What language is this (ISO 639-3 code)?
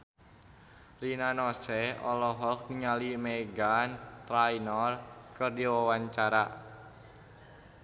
sun